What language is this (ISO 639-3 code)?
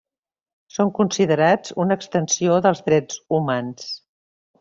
cat